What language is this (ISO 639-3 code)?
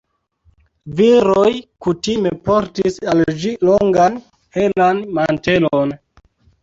epo